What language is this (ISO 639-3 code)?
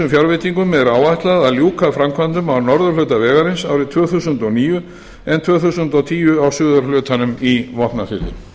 isl